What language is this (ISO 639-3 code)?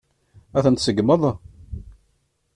kab